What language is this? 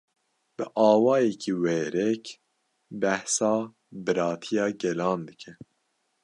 Kurdish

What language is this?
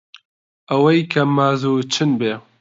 Central Kurdish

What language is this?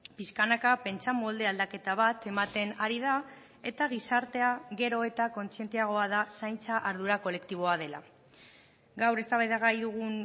Basque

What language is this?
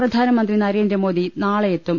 Malayalam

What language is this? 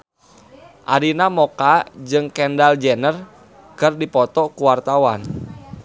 Sundanese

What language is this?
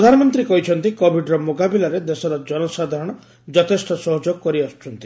Odia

